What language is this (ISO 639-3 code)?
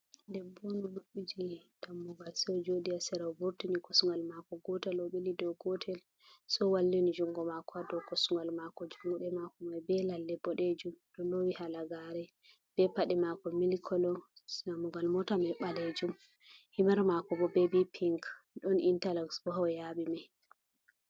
ful